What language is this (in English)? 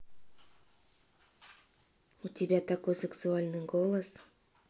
Russian